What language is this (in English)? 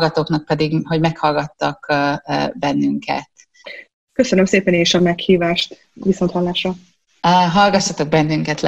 Hungarian